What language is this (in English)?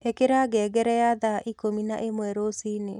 Kikuyu